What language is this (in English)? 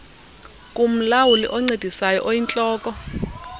Xhosa